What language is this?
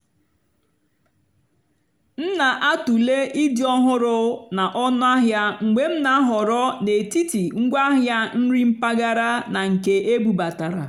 Igbo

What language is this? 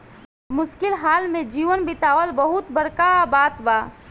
Bhojpuri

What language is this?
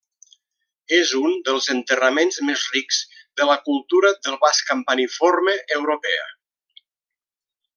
Catalan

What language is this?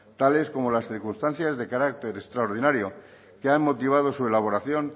Spanish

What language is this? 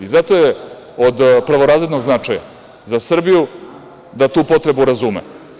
Serbian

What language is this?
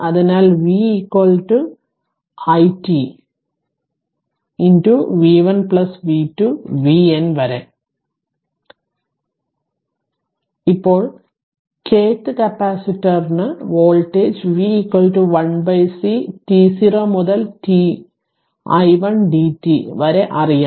Malayalam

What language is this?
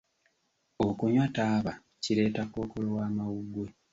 Ganda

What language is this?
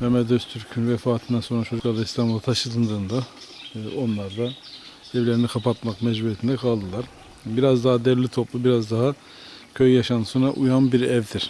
Turkish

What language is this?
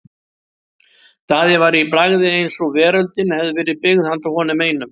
Icelandic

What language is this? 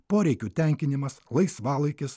Lithuanian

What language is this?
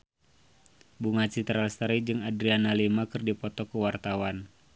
Sundanese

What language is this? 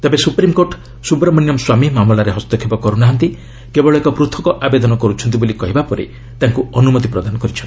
Odia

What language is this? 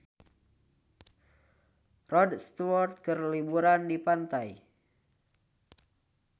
Sundanese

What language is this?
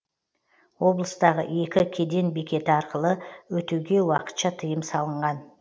Kazakh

